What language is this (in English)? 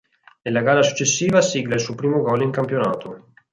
Italian